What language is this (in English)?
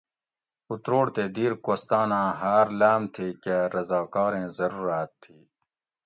Gawri